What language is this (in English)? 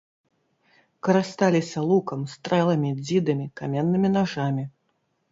Belarusian